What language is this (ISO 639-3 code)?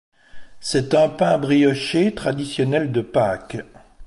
fra